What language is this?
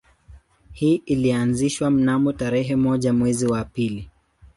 Swahili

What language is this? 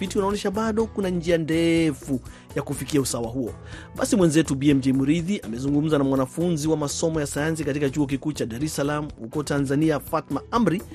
Swahili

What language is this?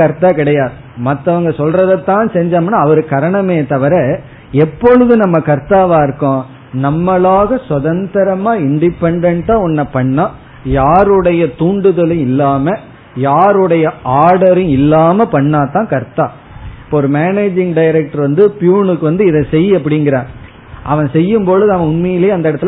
Tamil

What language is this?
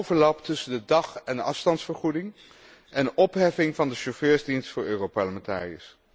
Dutch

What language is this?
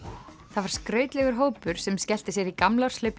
Icelandic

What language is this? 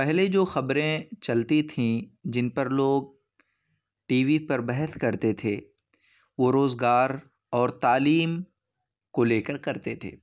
Urdu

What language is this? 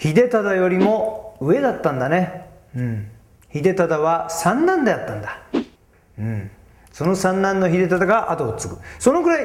Japanese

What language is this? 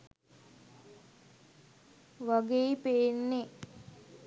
Sinhala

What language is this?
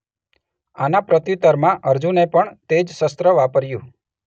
Gujarati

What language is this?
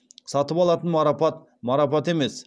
Kazakh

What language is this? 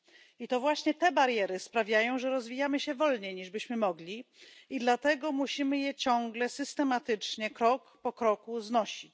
Polish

